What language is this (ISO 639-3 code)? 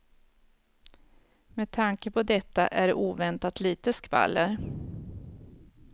swe